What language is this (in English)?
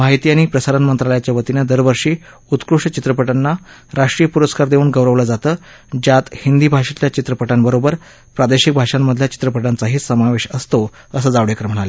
Marathi